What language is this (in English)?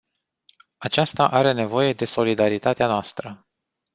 Romanian